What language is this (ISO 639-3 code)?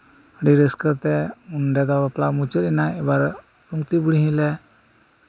sat